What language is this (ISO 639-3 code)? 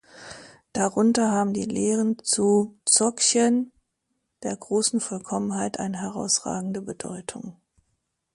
deu